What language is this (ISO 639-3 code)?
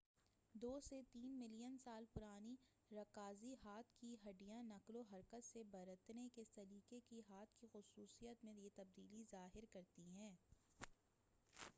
urd